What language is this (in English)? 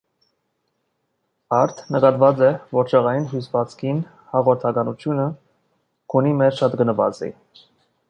Armenian